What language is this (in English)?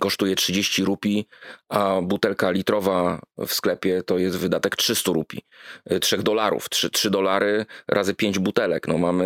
Polish